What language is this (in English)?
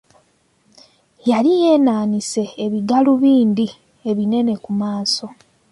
Ganda